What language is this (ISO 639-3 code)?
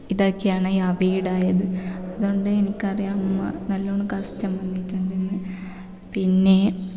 mal